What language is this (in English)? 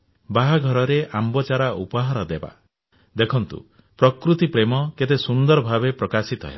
Odia